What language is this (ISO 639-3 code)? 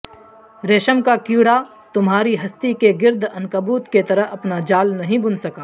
urd